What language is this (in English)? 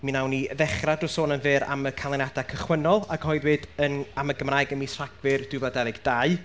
Welsh